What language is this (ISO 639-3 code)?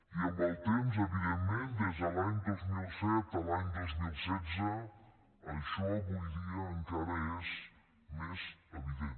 cat